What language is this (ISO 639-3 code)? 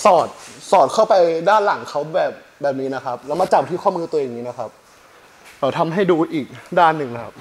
tha